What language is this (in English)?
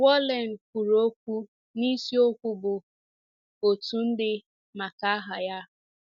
Igbo